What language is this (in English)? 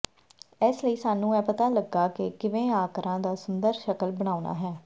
Punjabi